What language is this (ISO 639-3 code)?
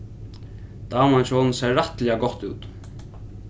fao